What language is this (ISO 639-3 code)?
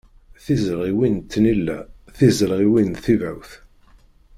kab